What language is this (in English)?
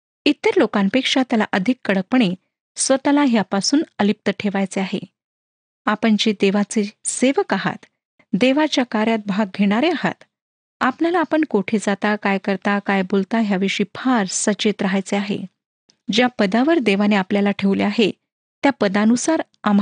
Marathi